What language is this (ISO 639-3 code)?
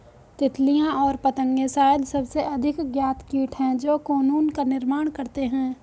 hin